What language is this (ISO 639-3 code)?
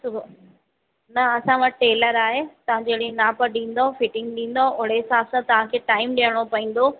snd